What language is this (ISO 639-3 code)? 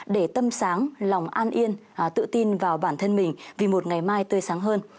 vie